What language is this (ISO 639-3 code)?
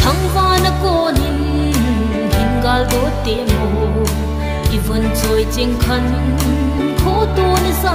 tha